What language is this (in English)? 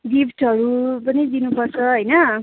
Nepali